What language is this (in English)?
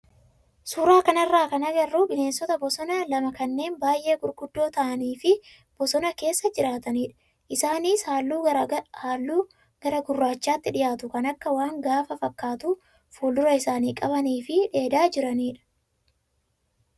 Oromo